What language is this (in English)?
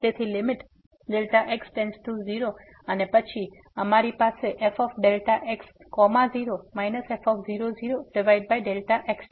Gujarati